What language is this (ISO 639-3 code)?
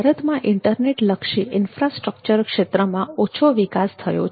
guj